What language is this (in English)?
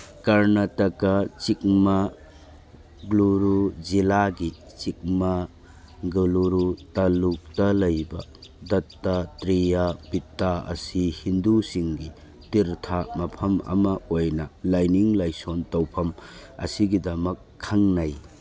Manipuri